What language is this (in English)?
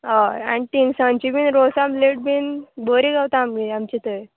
Konkani